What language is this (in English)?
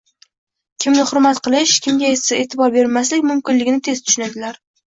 Uzbek